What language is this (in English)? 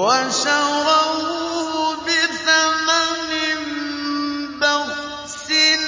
Arabic